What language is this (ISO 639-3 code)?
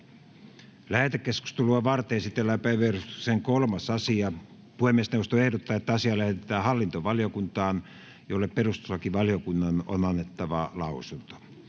fin